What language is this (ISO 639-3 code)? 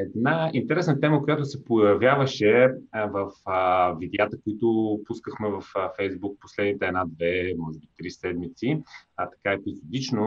bul